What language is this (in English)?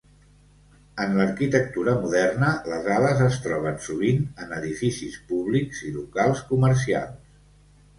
Catalan